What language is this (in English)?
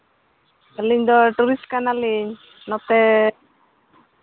Santali